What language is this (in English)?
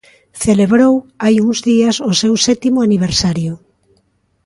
Galician